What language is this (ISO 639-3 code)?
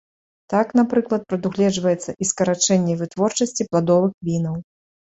bel